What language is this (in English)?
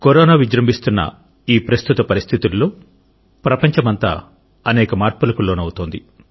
Telugu